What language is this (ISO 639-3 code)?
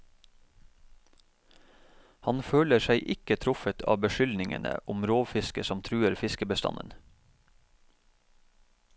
nor